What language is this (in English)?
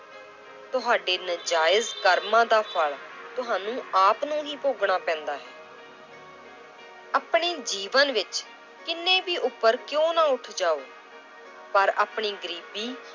Punjabi